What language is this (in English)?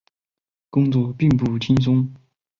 Chinese